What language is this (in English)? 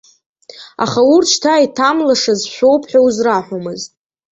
Abkhazian